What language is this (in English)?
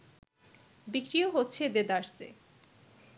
Bangla